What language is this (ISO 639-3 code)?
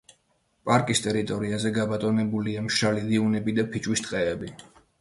kat